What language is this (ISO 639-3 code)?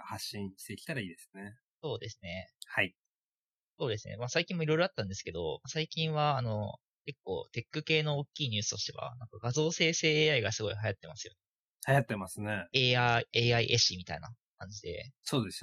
jpn